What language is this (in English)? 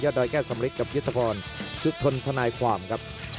Thai